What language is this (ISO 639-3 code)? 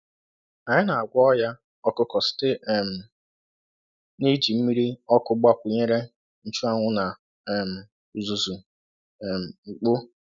ibo